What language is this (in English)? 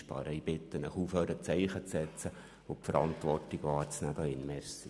Swiss German